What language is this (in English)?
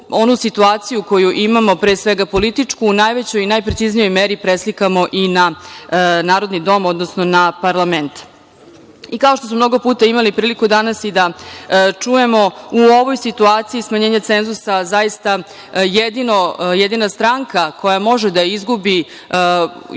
Serbian